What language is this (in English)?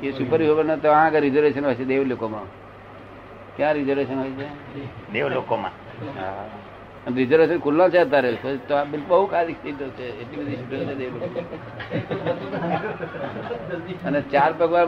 Gujarati